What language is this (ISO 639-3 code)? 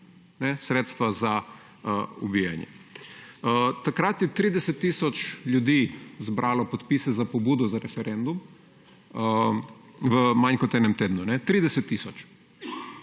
slv